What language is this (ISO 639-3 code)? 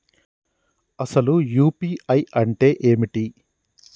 tel